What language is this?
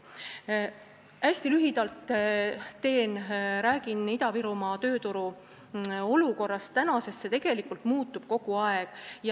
Estonian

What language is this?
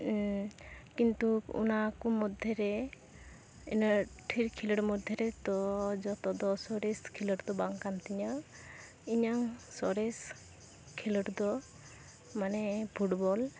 Santali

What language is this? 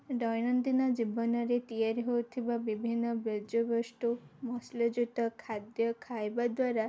Odia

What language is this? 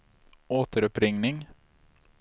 Swedish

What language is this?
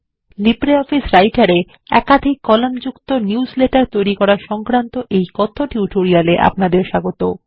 Bangla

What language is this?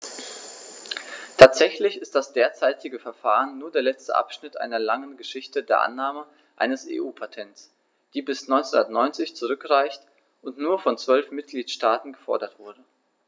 German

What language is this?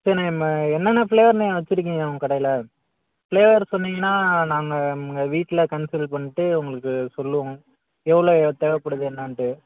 Tamil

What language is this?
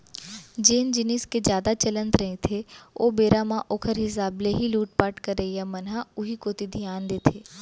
Chhattisgarhi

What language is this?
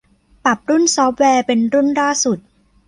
Thai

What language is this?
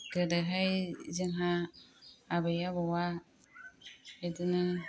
Bodo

